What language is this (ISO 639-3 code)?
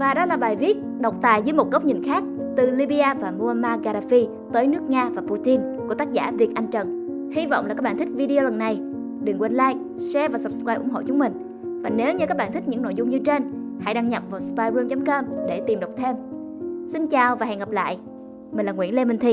vie